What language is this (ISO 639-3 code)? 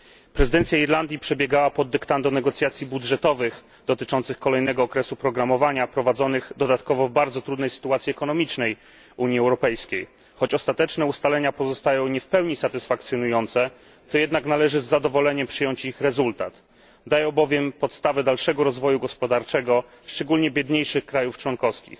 pol